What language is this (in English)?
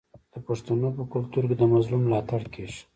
Pashto